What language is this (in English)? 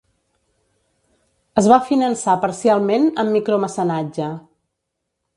Catalan